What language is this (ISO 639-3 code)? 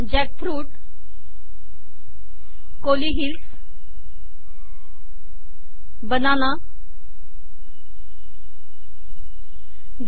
mar